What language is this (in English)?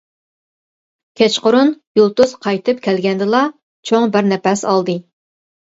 Uyghur